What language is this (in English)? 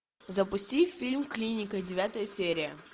Russian